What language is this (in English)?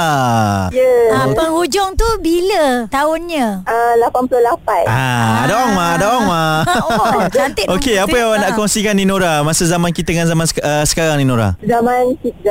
Malay